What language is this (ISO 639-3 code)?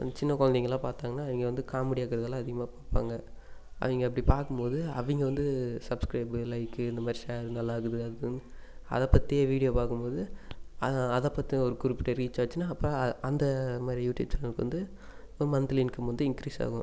tam